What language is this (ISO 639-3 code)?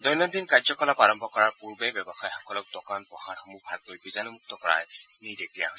asm